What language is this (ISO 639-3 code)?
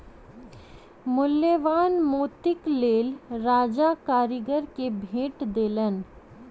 mai